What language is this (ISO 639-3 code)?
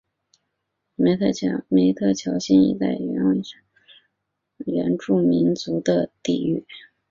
zho